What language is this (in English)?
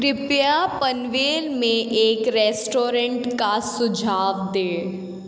Hindi